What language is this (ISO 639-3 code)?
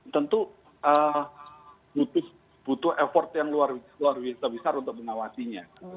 ind